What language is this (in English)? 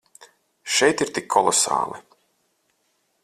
Latvian